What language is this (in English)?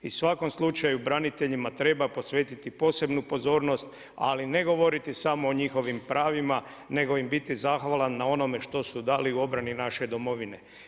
Croatian